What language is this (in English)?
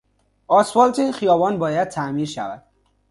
Persian